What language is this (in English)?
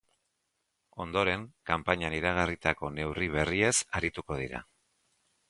Basque